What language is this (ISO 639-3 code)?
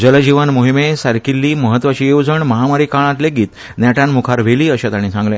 kok